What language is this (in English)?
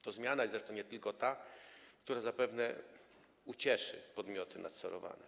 Polish